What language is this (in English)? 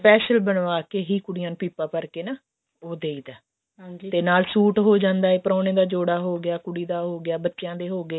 Punjabi